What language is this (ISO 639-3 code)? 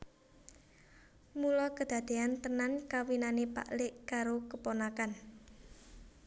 jav